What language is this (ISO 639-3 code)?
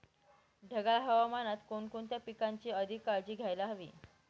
mar